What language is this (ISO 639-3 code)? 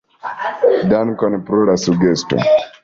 epo